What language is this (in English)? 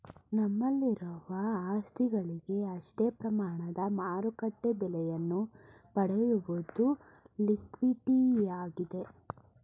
Kannada